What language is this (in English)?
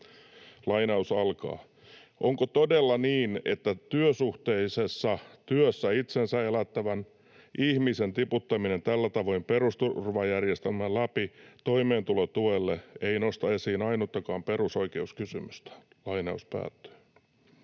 Finnish